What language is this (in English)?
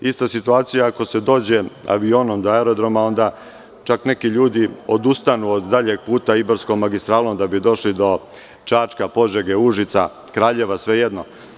Serbian